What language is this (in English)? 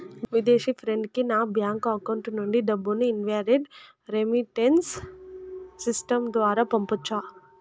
Telugu